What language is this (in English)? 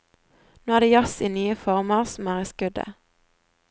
Norwegian